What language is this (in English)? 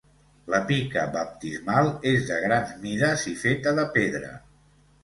Catalan